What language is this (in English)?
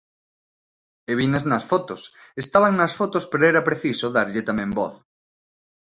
Galician